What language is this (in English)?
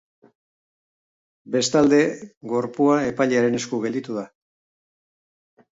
Basque